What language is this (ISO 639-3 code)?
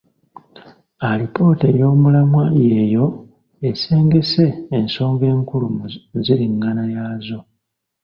lug